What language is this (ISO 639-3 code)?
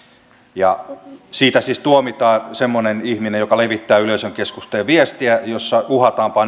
fin